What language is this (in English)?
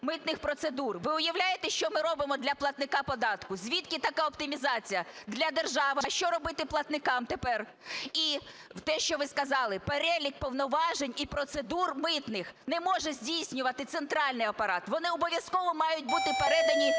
Ukrainian